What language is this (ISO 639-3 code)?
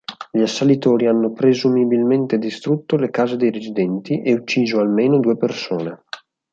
ita